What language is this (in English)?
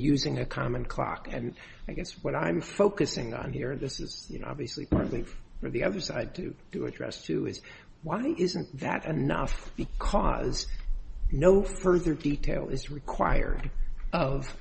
English